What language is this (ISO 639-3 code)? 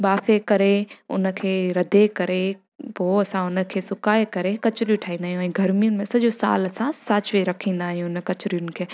snd